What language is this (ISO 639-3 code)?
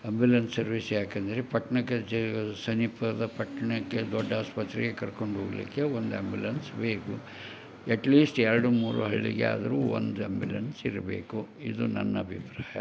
kan